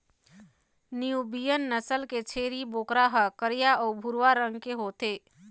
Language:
Chhattisgarhi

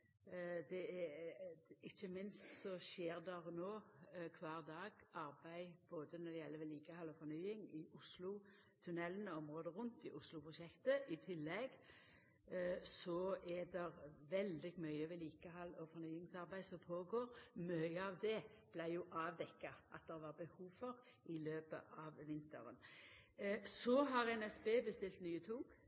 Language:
Norwegian Nynorsk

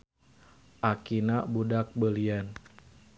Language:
Sundanese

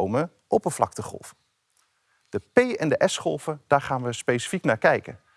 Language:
Dutch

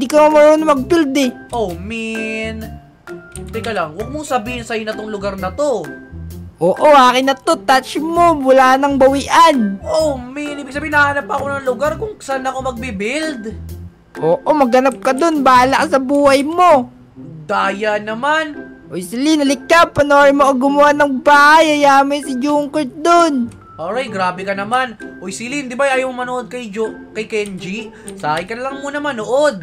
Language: Filipino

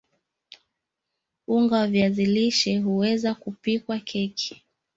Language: Swahili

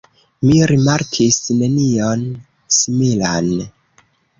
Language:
Esperanto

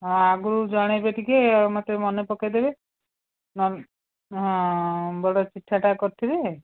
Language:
Odia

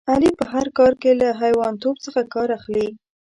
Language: Pashto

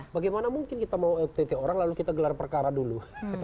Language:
Indonesian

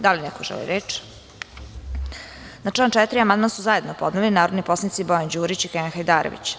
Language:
Serbian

